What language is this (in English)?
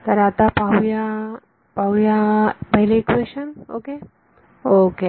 Marathi